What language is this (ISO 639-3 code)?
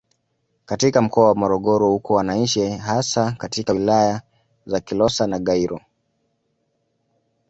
swa